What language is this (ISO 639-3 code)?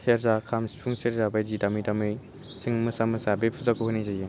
brx